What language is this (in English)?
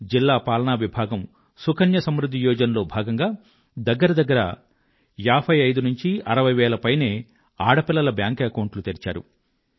Telugu